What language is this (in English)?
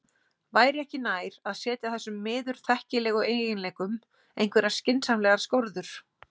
Icelandic